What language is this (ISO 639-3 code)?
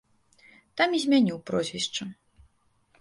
bel